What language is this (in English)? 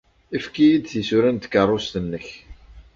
Kabyle